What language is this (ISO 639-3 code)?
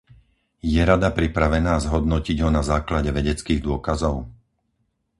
slk